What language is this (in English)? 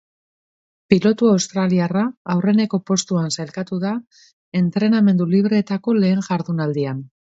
Basque